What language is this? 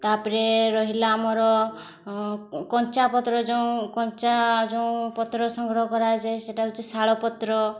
Odia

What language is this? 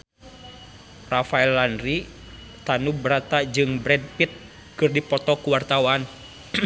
Sundanese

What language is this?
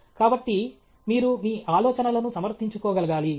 Telugu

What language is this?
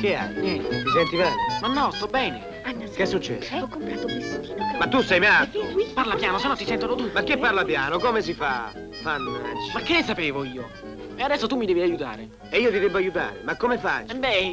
Italian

